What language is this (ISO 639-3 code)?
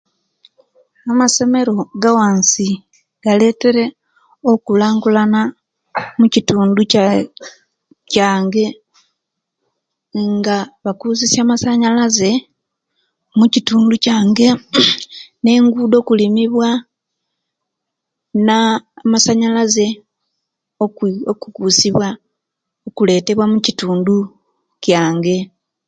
lke